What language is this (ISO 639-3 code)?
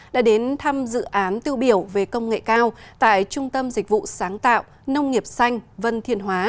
vie